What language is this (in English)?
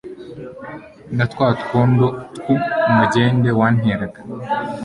Kinyarwanda